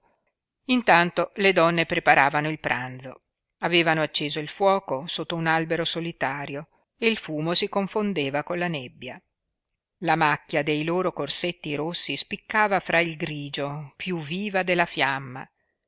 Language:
Italian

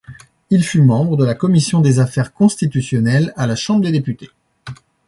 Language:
French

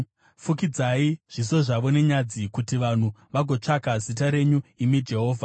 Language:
Shona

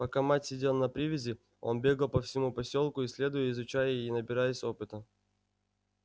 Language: Russian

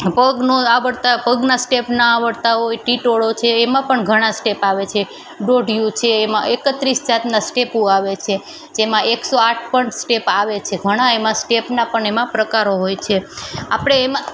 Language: Gujarati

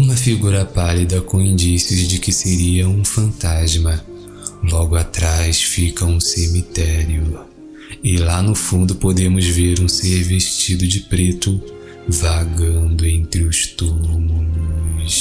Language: Portuguese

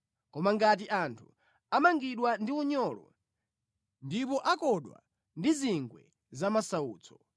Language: Nyanja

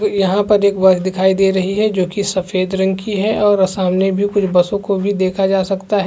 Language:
Hindi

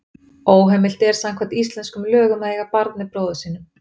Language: Icelandic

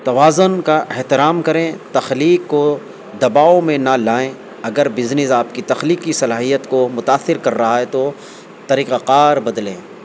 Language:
Urdu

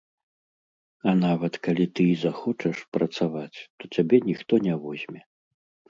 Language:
Belarusian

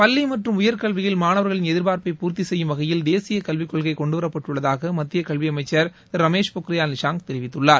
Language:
Tamil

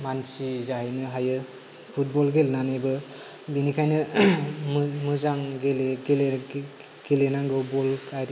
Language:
Bodo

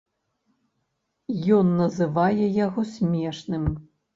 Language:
Belarusian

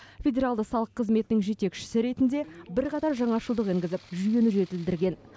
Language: Kazakh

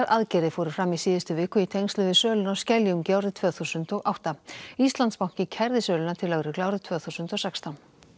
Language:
Icelandic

